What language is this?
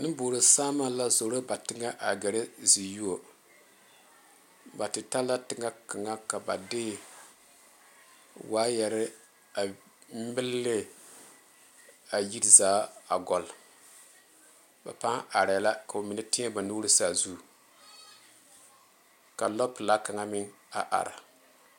Southern Dagaare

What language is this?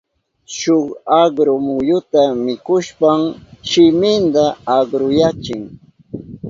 Southern Pastaza Quechua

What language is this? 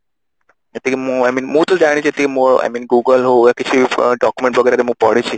Odia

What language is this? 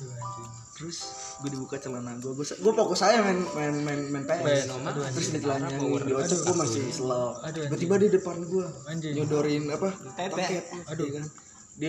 Indonesian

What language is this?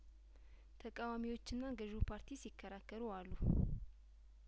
Amharic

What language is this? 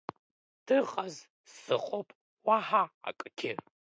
Abkhazian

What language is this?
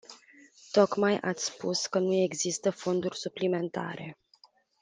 Romanian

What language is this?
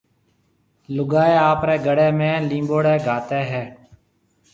Marwari (Pakistan)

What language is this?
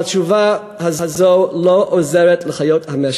Hebrew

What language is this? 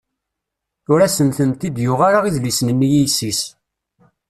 Kabyle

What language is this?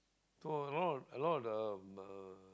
English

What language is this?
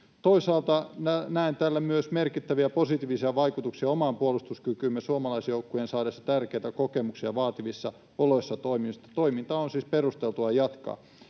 Finnish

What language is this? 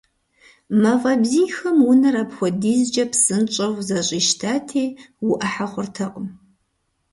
Kabardian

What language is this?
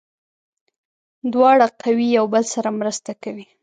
Pashto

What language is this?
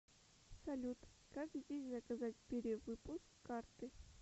Russian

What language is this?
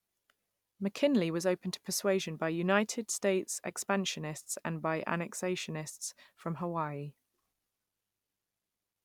English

